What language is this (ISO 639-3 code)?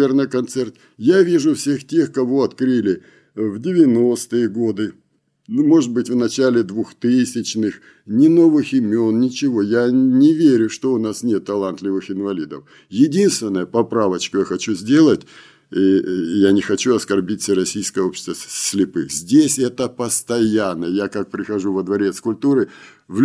rus